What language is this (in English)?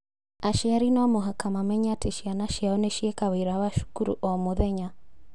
Kikuyu